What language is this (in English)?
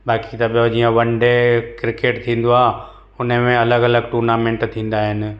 Sindhi